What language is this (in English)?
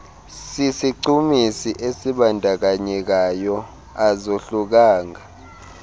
Xhosa